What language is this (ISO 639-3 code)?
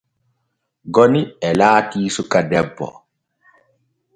fue